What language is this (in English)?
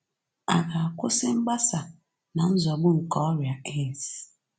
Igbo